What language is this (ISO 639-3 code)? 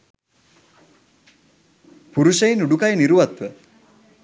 sin